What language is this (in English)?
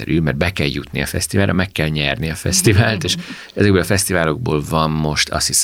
Hungarian